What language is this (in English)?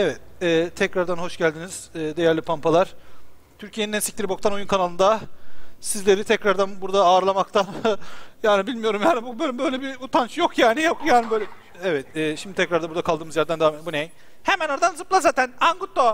Turkish